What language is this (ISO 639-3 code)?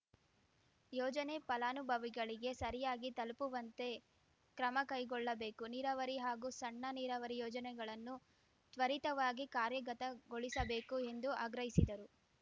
kan